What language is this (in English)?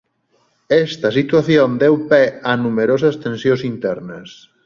Galician